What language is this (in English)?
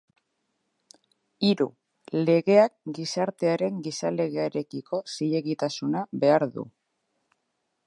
Basque